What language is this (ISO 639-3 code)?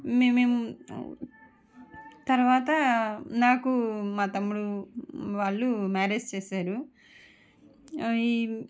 tel